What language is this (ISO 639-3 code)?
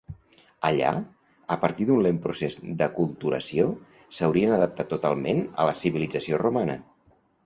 cat